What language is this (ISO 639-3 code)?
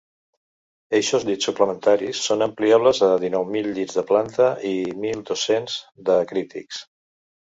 cat